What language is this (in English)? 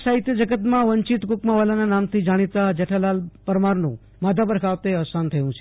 Gujarati